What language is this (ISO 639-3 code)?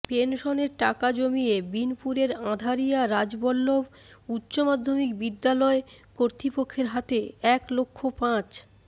ben